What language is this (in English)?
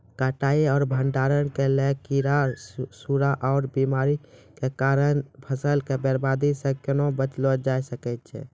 Maithili